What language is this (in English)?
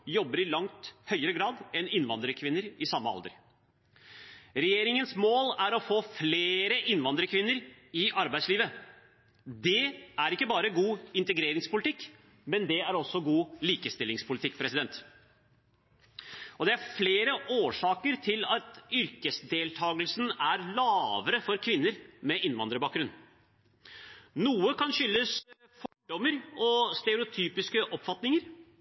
Norwegian Bokmål